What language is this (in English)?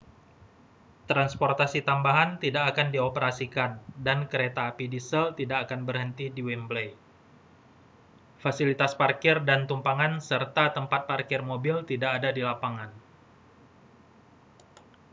Indonesian